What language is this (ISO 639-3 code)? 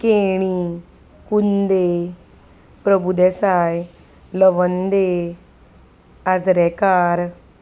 kok